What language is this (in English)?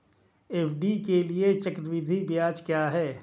Hindi